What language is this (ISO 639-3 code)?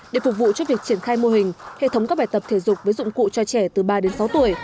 vie